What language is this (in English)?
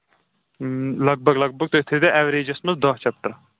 Kashmiri